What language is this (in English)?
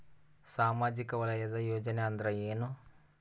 Kannada